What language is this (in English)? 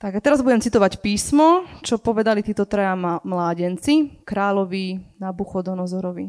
Slovak